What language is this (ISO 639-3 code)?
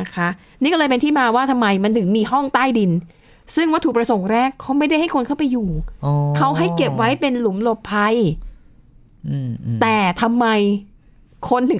tha